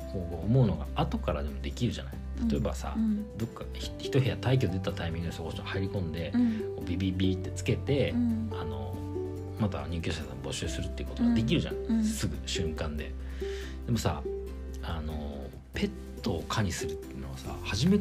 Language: Japanese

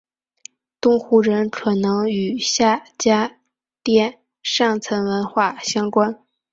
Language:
Chinese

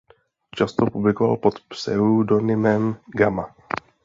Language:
Czech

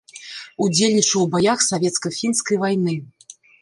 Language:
Belarusian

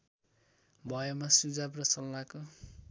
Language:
Nepali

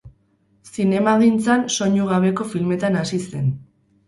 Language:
Basque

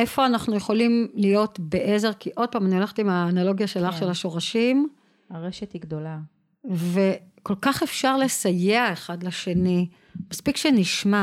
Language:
Hebrew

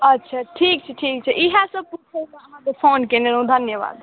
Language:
Maithili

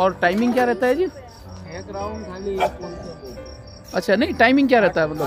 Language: Hindi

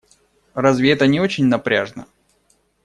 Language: Russian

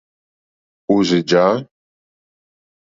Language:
Mokpwe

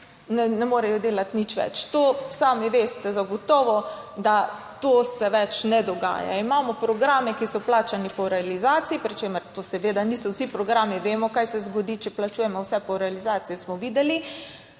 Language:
Slovenian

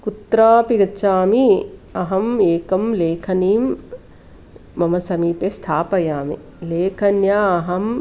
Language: Sanskrit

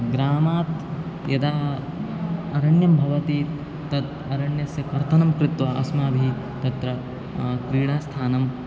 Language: Sanskrit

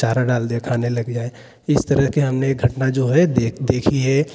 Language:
Hindi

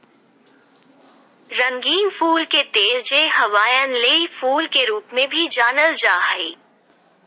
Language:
Magahi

